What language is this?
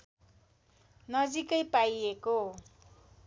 Nepali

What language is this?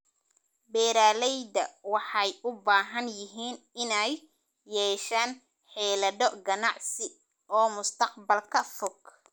Somali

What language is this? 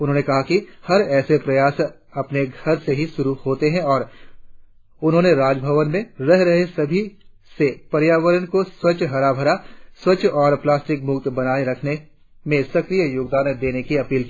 Hindi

